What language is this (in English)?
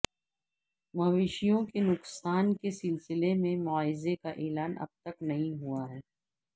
Urdu